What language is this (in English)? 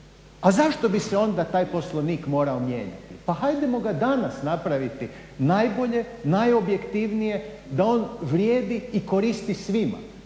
Croatian